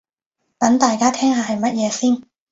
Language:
Cantonese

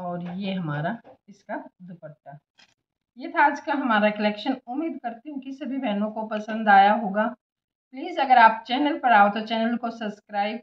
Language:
Hindi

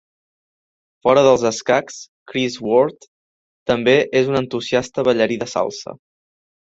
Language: Catalan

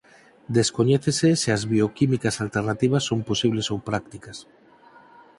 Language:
Galician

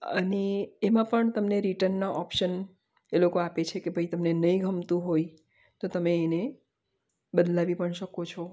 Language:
Gujarati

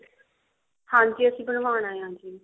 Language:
Punjabi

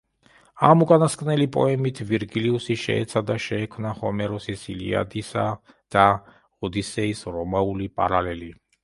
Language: Georgian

